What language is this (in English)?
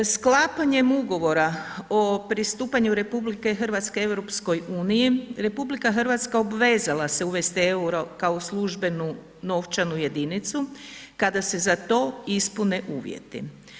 Croatian